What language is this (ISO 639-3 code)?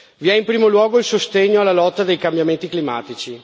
ita